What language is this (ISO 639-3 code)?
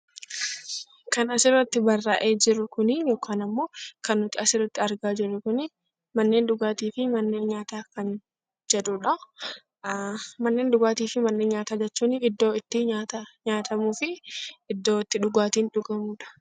orm